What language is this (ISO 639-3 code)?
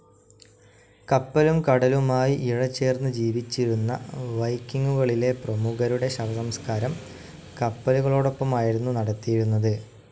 mal